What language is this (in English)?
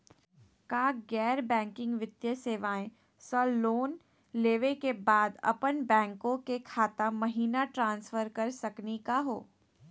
Magahi